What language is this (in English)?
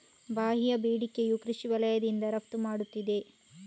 Kannada